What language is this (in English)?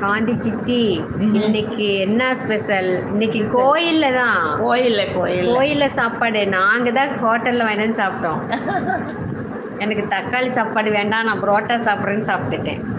Tamil